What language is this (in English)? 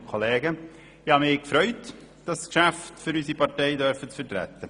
Swiss German